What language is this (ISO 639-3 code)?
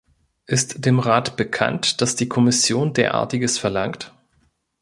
deu